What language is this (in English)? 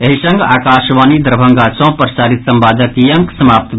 Maithili